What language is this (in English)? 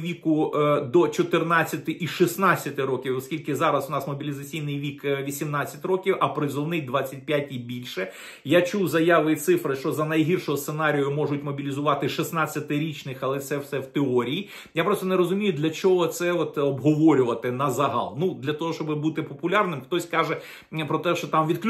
Ukrainian